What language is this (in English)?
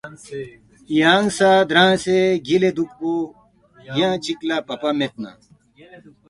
Balti